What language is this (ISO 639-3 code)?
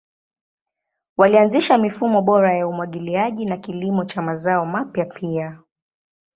swa